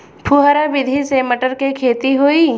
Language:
Bhojpuri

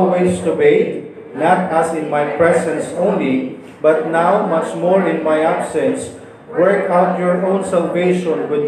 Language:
Filipino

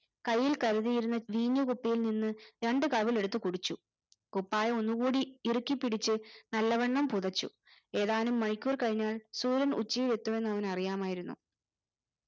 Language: Malayalam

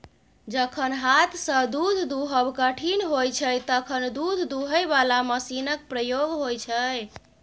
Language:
Maithili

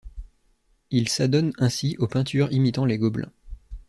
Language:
French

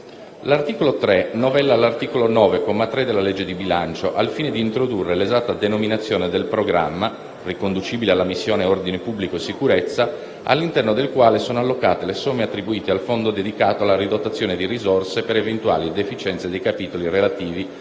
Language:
Italian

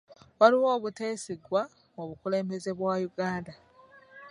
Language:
Ganda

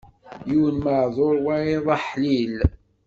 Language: Kabyle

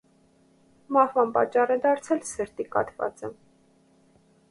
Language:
Armenian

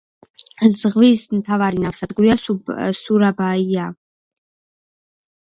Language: Georgian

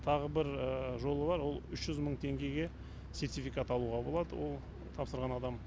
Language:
Kazakh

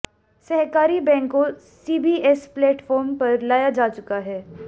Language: Hindi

